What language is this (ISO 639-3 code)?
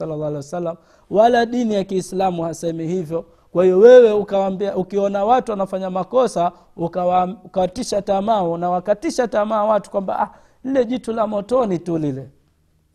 swa